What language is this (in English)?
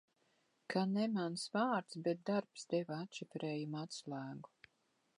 Latvian